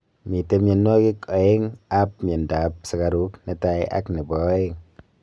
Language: Kalenjin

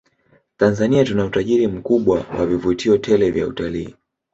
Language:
Swahili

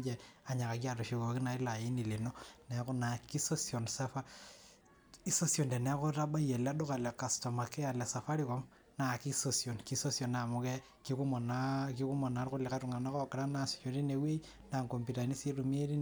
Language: Masai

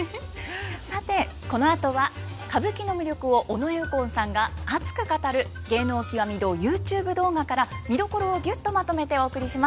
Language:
Japanese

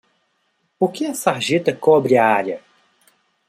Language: Portuguese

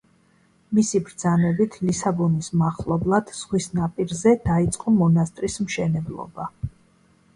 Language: Georgian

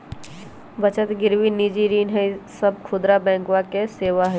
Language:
Magahi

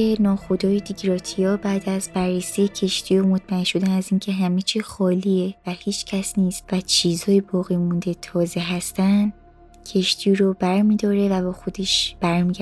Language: Persian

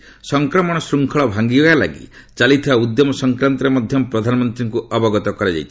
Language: Odia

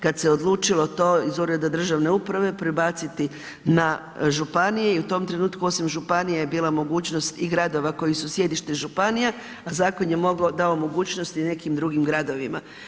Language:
Croatian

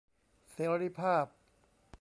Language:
Thai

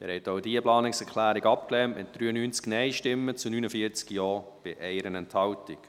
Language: Swiss German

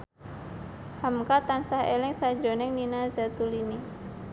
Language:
Javanese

